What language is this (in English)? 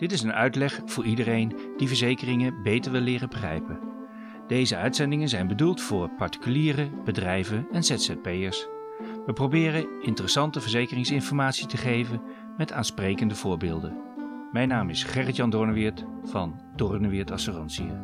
Dutch